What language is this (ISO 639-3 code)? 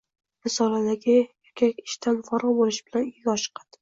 uzb